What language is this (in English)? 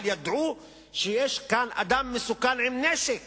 Hebrew